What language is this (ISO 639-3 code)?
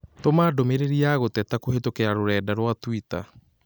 kik